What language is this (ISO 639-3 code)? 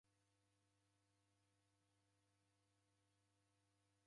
dav